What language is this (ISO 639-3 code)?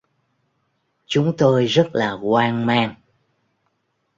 vie